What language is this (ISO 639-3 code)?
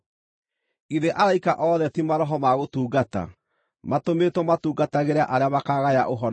kik